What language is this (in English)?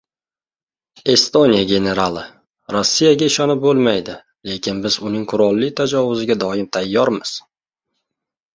Uzbek